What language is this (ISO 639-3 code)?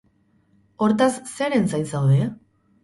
eus